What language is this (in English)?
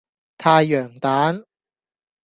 Cantonese